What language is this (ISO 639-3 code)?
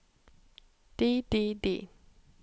nor